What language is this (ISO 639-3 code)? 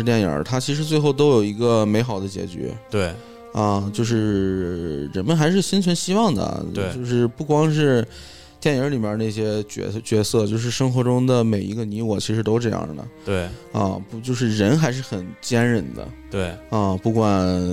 zho